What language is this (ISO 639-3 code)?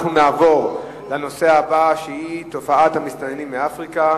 heb